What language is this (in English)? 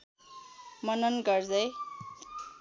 Nepali